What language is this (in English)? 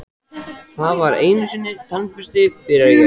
Icelandic